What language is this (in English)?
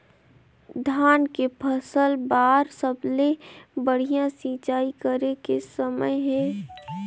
Chhattisgarhi